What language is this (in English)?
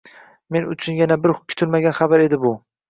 Uzbek